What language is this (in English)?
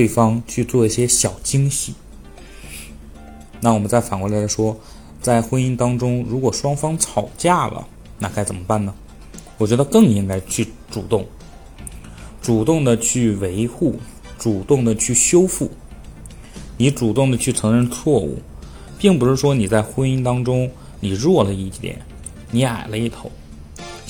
Chinese